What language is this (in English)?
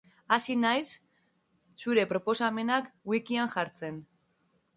Basque